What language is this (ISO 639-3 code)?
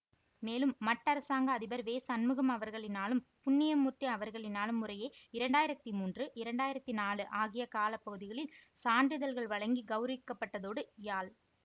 tam